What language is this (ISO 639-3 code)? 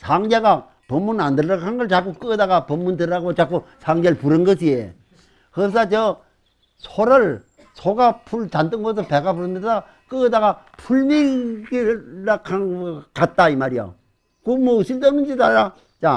kor